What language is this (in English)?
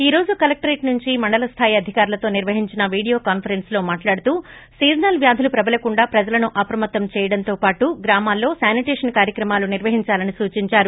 Telugu